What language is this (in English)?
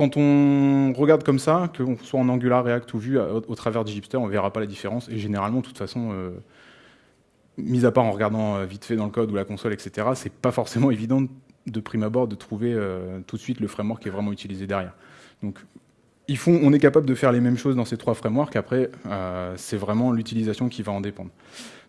French